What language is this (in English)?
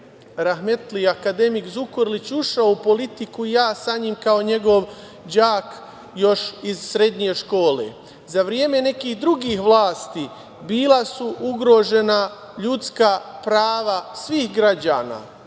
Serbian